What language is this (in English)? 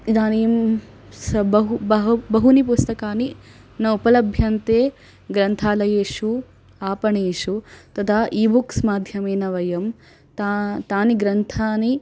Sanskrit